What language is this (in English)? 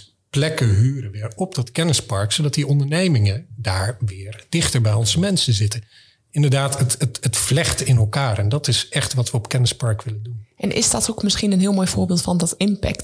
Dutch